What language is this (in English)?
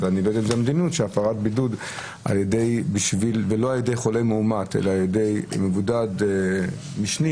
Hebrew